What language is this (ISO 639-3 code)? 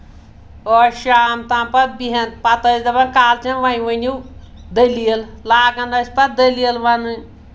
kas